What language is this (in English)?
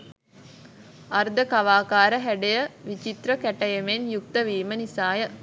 Sinhala